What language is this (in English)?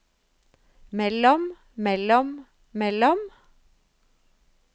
Norwegian